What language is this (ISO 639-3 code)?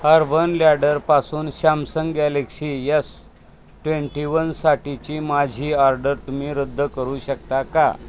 mar